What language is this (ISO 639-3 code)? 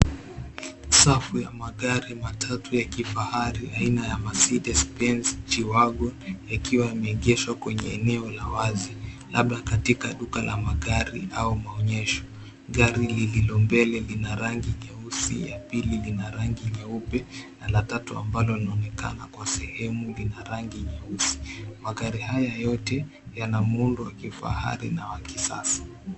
swa